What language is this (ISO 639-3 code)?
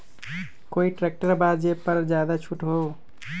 mag